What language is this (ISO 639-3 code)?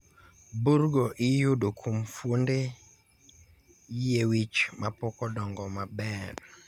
luo